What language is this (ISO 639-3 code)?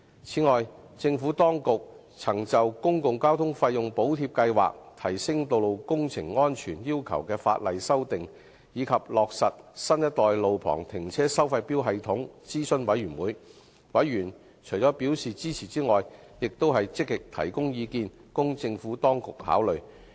yue